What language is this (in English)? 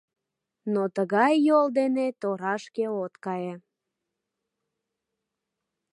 Mari